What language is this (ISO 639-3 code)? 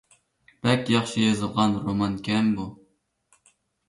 uig